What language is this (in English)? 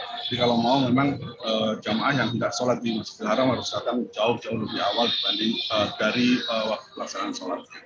Indonesian